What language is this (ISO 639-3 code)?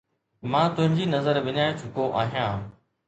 snd